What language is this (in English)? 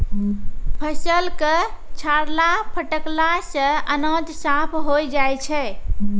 Maithili